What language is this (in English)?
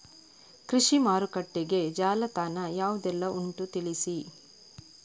Kannada